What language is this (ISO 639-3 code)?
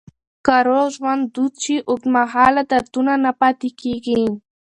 pus